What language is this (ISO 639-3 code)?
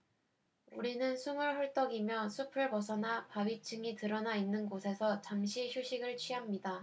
kor